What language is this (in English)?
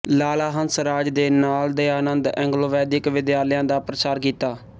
Punjabi